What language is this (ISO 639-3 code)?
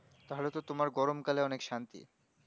ben